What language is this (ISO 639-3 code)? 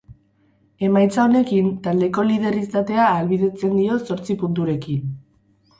eus